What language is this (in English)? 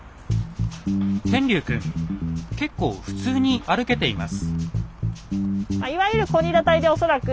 Japanese